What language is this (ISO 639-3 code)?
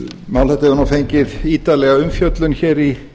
isl